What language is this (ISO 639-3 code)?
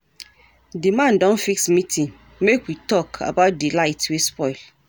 pcm